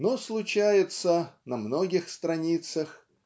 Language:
Russian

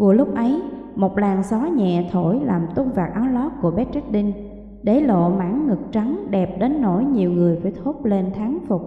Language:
Vietnamese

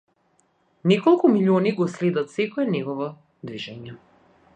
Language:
Macedonian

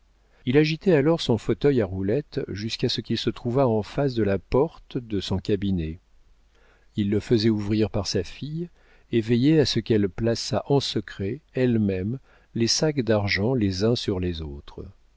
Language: French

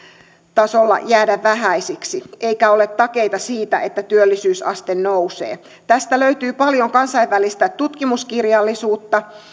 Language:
Finnish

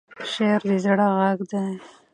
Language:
Pashto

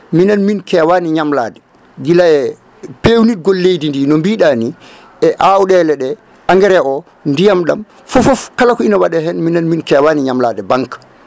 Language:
Fula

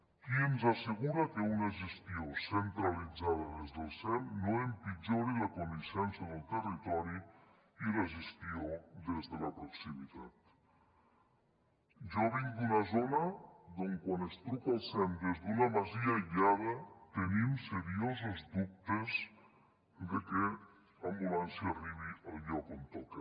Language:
Catalan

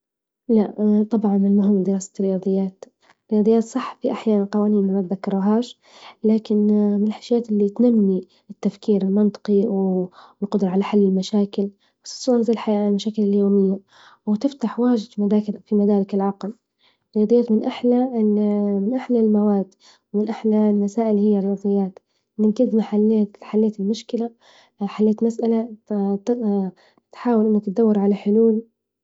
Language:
Libyan Arabic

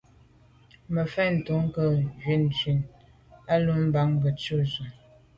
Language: Medumba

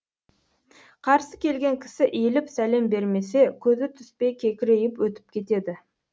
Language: Kazakh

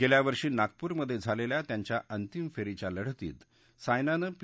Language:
Marathi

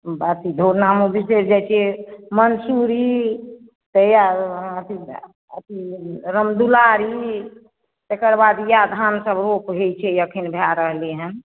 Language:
Maithili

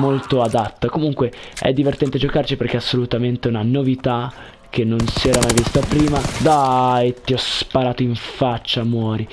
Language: Italian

